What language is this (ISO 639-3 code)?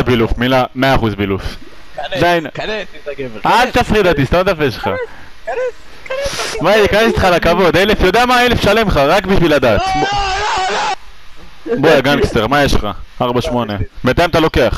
heb